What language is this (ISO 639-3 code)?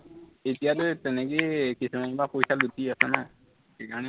asm